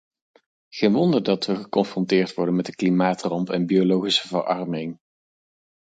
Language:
Dutch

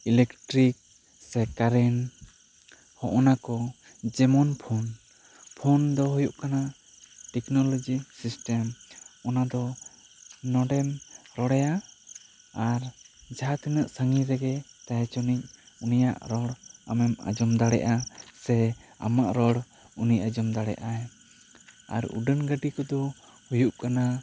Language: Santali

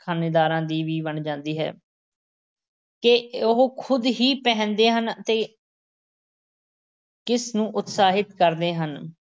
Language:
Punjabi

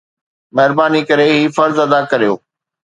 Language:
Sindhi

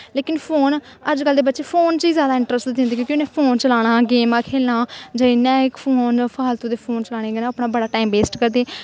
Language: Dogri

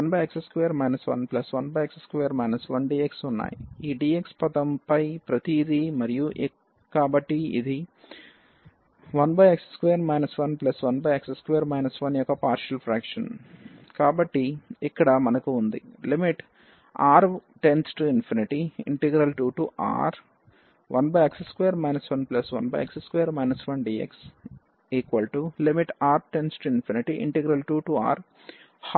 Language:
Telugu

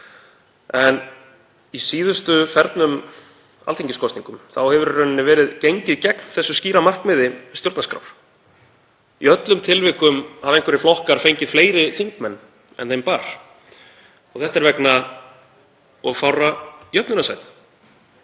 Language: Icelandic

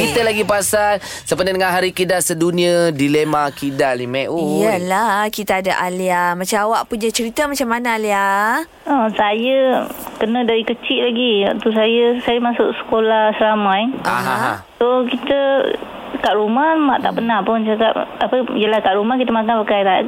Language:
Malay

